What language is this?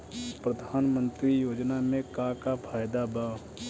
Bhojpuri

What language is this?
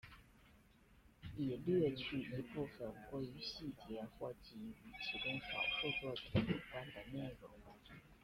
Chinese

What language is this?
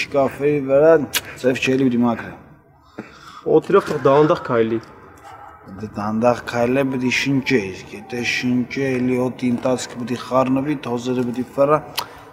Turkish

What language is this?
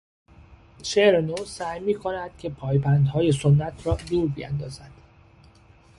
Persian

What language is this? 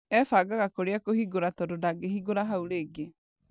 Kikuyu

